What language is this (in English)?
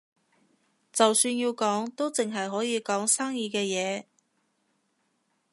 Cantonese